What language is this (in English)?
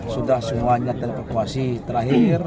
Indonesian